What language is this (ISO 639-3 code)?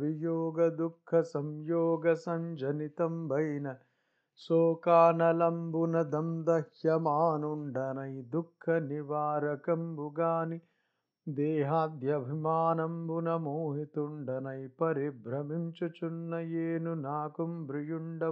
tel